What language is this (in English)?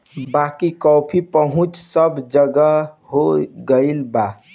Bhojpuri